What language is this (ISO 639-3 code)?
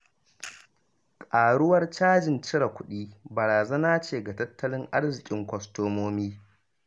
hau